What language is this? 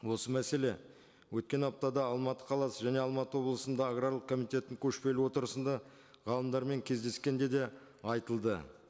Kazakh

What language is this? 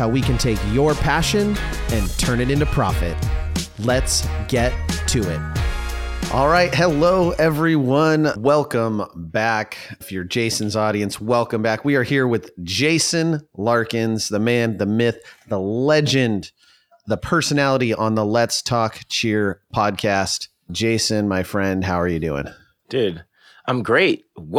English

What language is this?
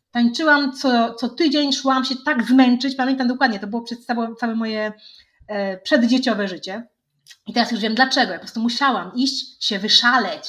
Polish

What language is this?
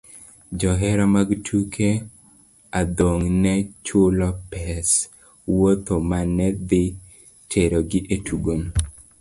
Luo (Kenya and Tanzania)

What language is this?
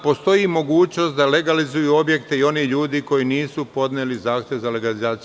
Serbian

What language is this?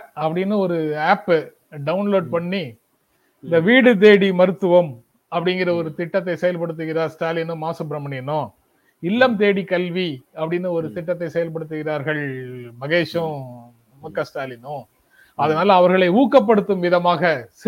Tamil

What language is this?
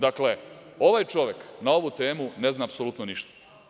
Serbian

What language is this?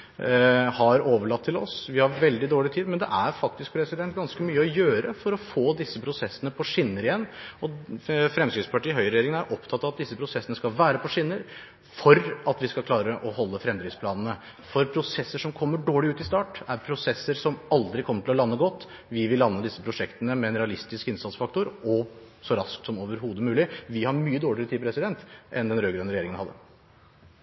Norwegian Bokmål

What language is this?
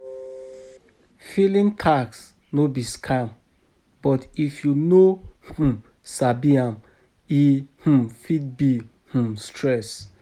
Nigerian Pidgin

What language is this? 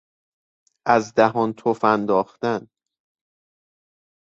Persian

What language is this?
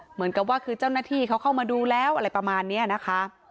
Thai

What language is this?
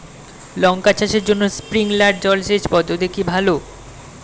Bangla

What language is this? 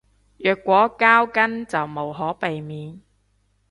Cantonese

